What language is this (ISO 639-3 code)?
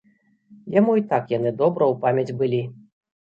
bel